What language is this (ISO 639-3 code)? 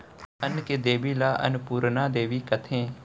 hne